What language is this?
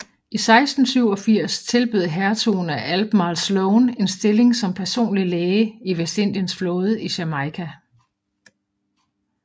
Danish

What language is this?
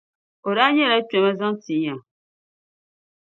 Dagbani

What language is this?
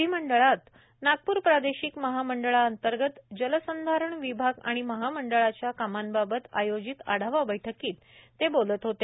Marathi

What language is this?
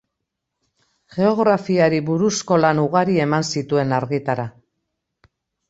Basque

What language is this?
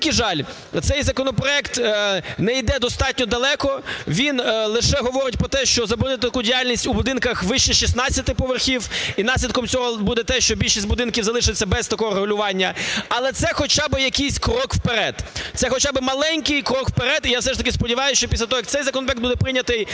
Ukrainian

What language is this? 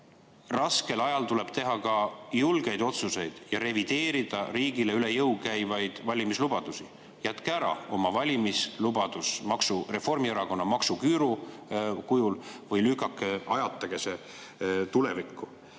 Estonian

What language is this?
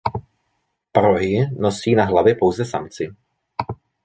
Czech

